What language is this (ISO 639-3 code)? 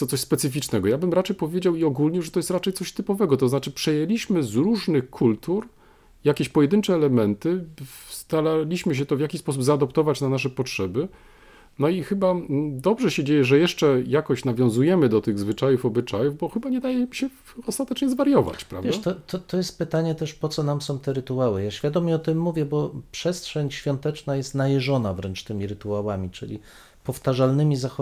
pol